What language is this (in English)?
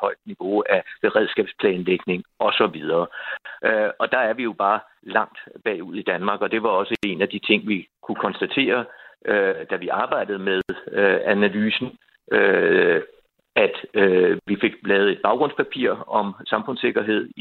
Danish